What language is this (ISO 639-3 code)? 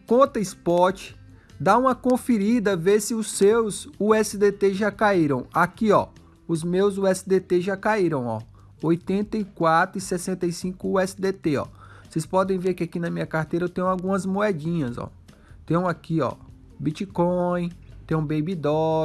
por